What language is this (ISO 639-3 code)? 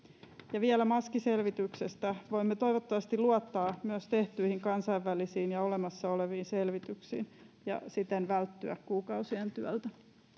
fin